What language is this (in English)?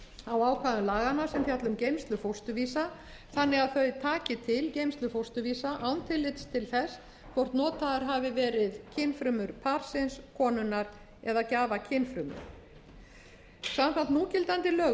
Icelandic